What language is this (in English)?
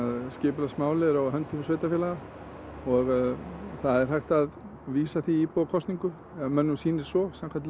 Icelandic